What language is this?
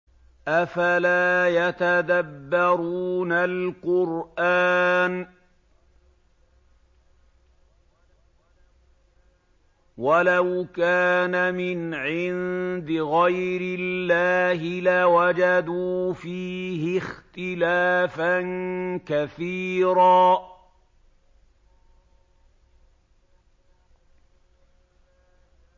Arabic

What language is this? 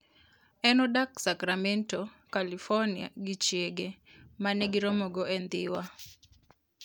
Luo (Kenya and Tanzania)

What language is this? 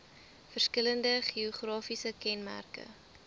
Afrikaans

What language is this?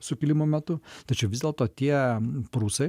Lithuanian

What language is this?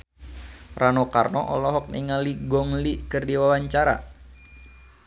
Sundanese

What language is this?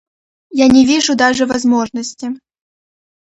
Russian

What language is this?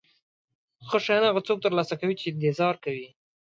Pashto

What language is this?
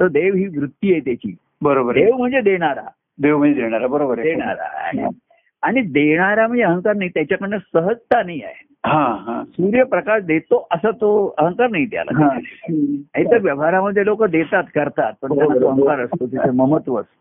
Marathi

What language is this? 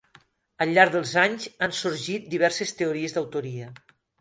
Catalan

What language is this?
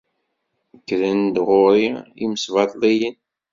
Kabyle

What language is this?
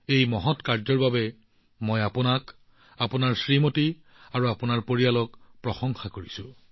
Assamese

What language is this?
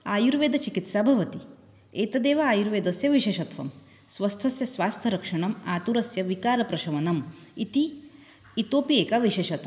Sanskrit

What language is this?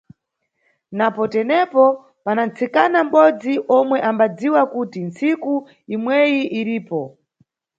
Nyungwe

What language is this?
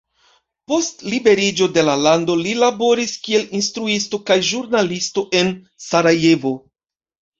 Esperanto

